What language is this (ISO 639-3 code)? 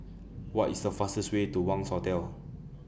eng